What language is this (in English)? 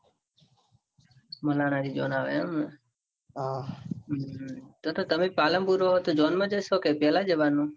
Gujarati